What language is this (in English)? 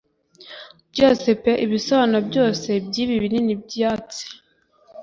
Kinyarwanda